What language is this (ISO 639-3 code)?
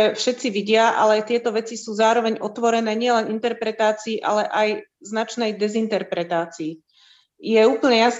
slk